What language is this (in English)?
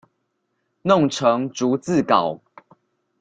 Chinese